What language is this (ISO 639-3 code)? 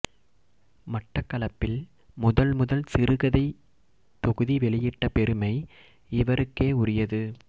tam